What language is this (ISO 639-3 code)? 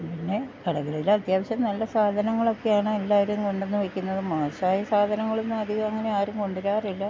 mal